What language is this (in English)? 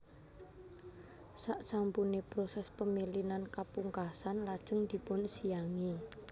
Javanese